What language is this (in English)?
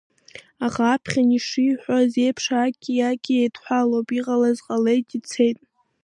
Abkhazian